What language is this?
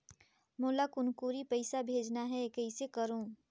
Chhattisgarhi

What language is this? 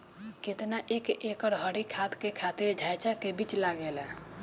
Bhojpuri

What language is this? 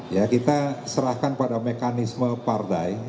Indonesian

